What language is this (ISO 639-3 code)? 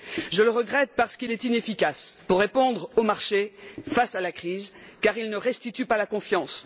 fra